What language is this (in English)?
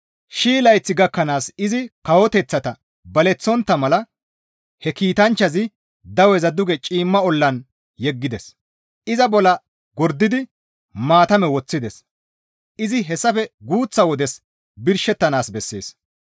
Gamo